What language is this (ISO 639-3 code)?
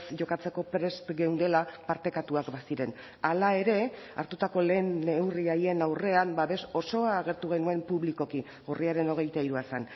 eus